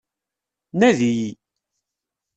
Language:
Kabyle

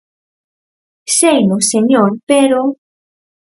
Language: Galician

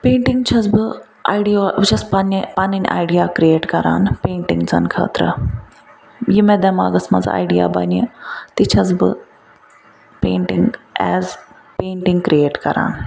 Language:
Kashmiri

